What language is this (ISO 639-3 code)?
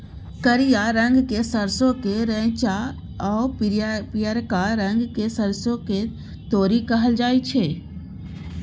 mai